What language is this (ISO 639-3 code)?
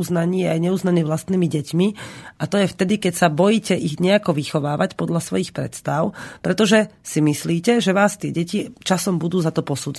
slk